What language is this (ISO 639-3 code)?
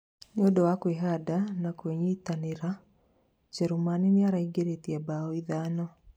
kik